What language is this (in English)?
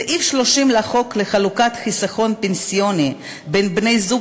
Hebrew